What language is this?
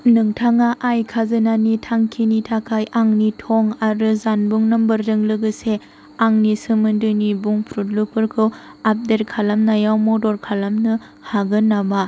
Bodo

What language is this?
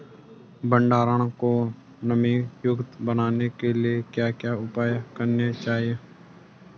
Hindi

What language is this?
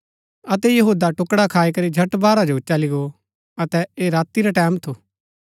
Gaddi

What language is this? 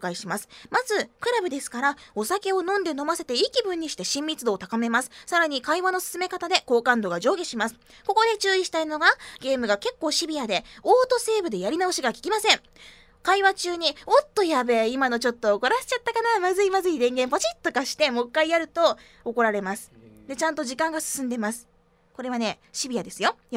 Japanese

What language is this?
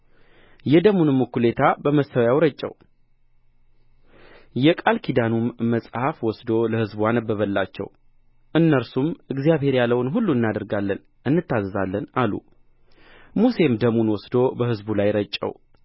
Amharic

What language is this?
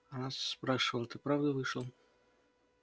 Russian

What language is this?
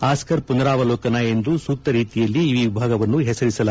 Kannada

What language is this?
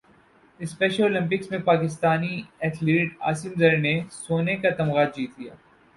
Urdu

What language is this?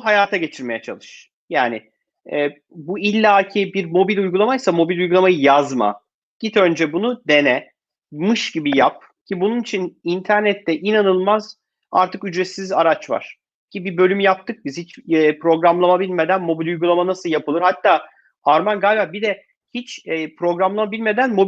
Turkish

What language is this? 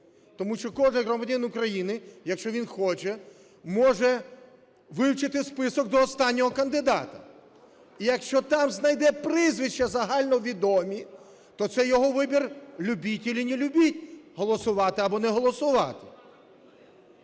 Ukrainian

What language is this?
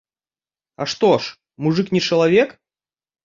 Belarusian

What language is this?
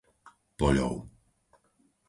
Slovak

